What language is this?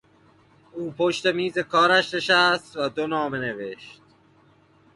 Persian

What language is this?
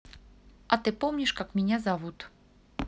Russian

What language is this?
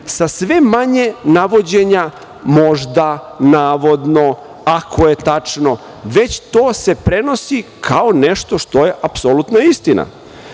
Serbian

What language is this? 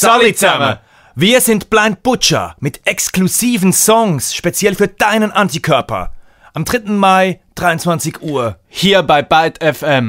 German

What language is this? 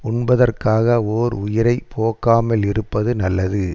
Tamil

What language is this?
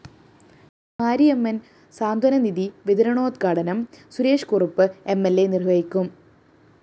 Malayalam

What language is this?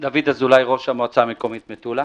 Hebrew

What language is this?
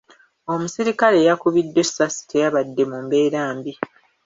Ganda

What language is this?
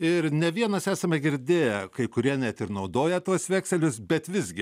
Lithuanian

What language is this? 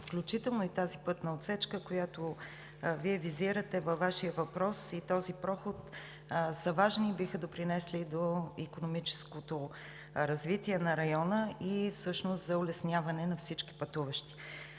Bulgarian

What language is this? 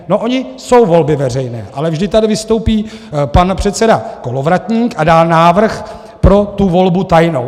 Czech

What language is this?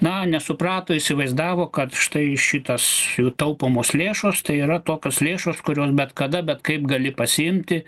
Lithuanian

